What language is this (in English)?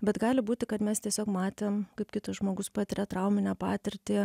Lithuanian